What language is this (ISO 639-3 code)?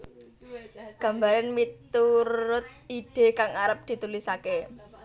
jav